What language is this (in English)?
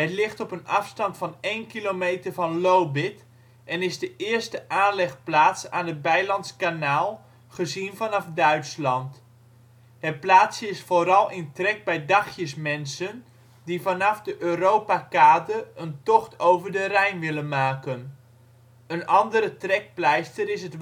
Dutch